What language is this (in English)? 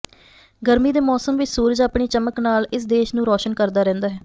Punjabi